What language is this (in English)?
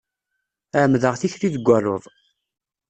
Kabyle